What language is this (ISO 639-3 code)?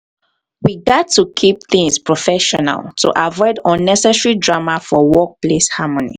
pcm